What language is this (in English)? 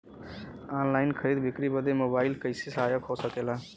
Bhojpuri